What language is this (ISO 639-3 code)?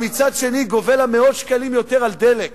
heb